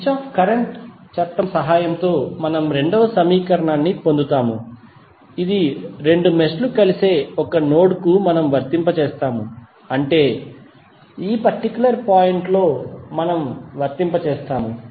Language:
Telugu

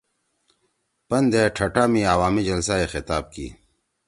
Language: Torwali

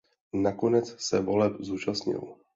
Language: Czech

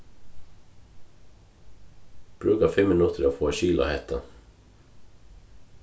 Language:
Faroese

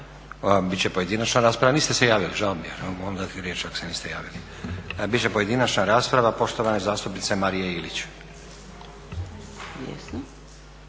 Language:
Croatian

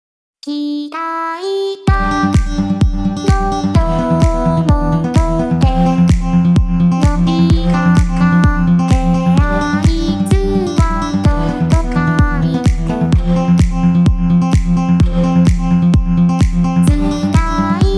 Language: Spanish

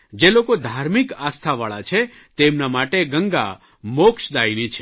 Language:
Gujarati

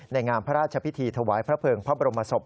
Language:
Thai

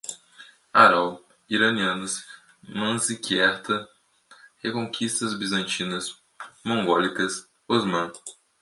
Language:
Portuguese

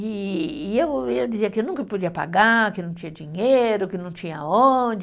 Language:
Portuguese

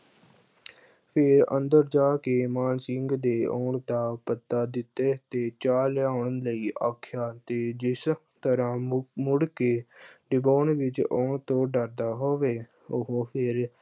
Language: Punjabi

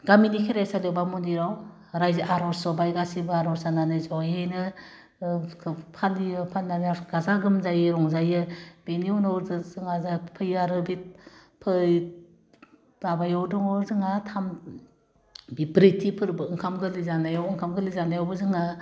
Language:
Bodo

